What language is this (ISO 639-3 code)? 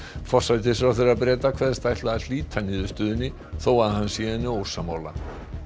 isl